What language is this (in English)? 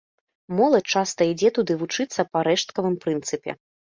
Belarusian